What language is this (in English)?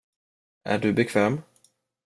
Swedish